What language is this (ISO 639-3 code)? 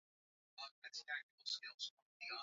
swa